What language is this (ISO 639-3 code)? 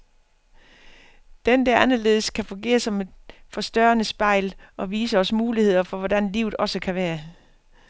dan